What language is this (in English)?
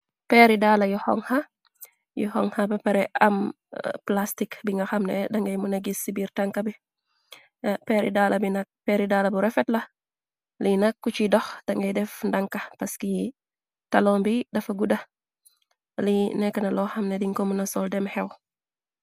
Wolof